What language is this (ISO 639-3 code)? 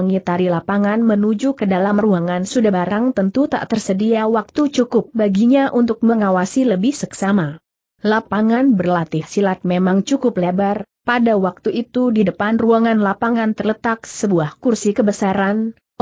ind